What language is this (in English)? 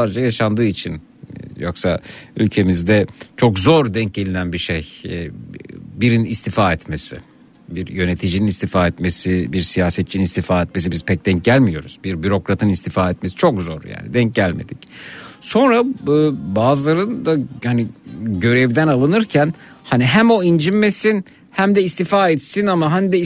Turkish